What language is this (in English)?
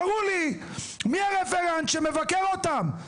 Hebrew